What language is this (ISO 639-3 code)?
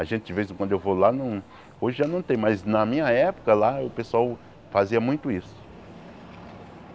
por